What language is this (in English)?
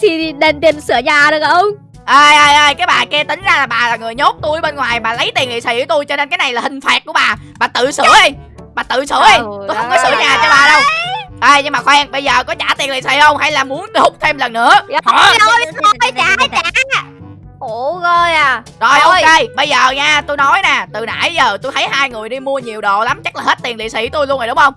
Vietnamese